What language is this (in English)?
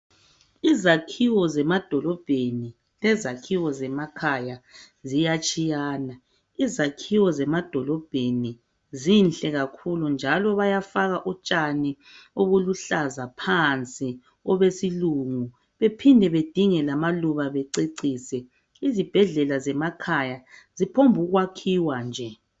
North Ndebele